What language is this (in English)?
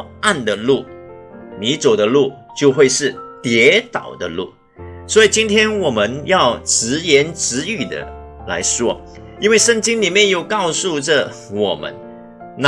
Chinese